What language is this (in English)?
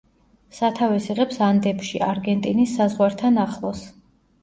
Georgian